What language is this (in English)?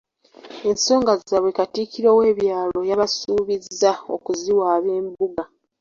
Ganda